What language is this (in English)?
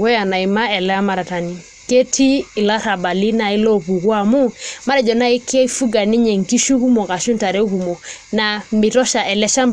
Masai